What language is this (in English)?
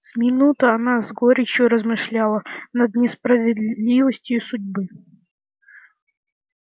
Russian